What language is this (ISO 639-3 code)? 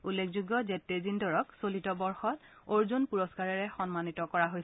asm